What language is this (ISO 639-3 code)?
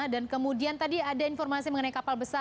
ind